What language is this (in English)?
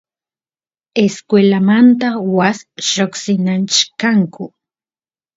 Santiago del Estero Quichua